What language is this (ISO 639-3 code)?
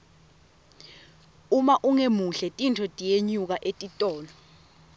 ssw